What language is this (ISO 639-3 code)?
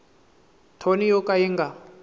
tso